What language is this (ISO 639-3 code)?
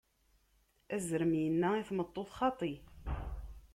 kab